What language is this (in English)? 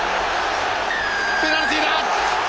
Japanese